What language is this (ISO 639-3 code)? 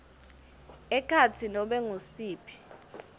ssw